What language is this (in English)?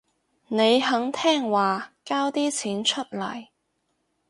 Cantonese